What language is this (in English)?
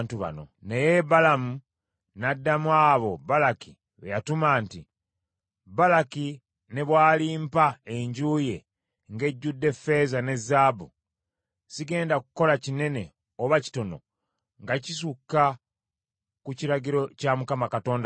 Ganda